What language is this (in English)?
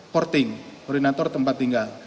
Indonesian